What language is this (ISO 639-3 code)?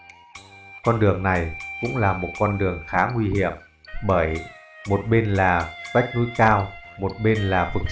vie